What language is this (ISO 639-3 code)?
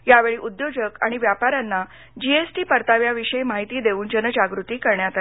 mar